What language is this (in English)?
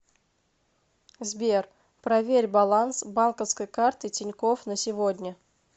Russian